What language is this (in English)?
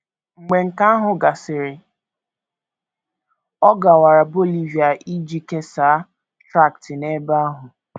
Igbo